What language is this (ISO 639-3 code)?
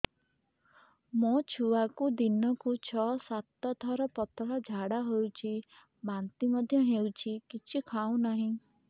ori